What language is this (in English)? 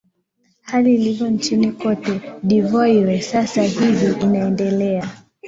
Swahili